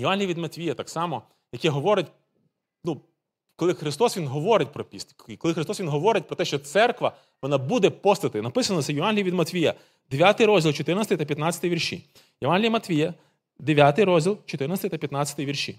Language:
Ukrainian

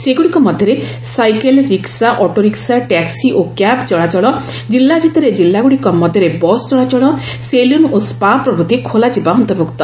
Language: Odia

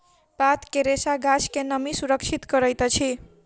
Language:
Maithili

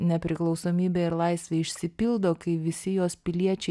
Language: Lithuanian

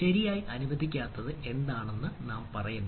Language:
Malayalam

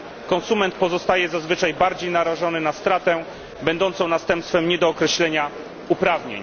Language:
Polish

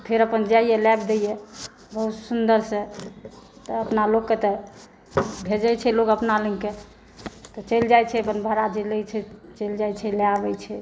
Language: Maithili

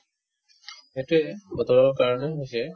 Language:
Assamese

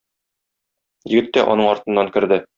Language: Tatar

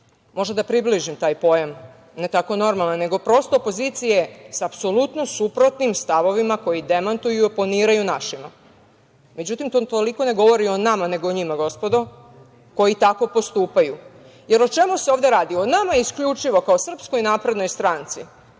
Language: Serbian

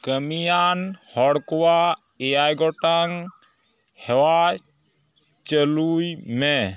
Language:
Santali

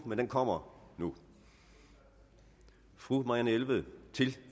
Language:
Danish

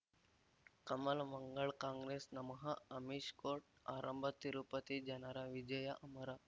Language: Kannada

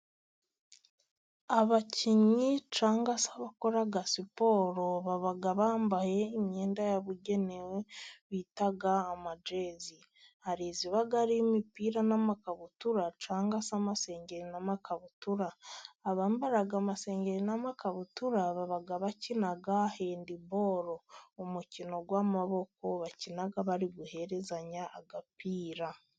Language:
Kinyarwanda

